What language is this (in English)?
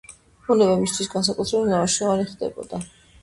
Georgian